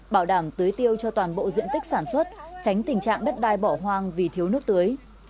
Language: Vietnamese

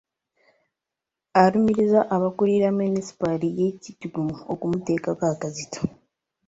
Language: Ganda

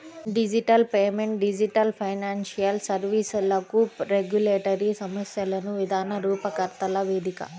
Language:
Telugu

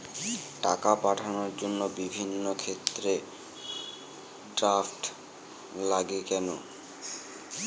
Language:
Bangla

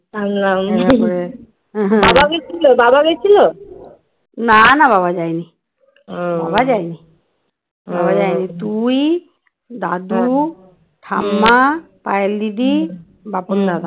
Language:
Bangla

